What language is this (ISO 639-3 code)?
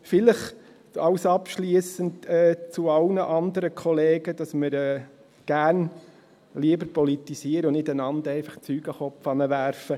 gsw